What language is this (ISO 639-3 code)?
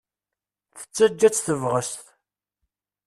kab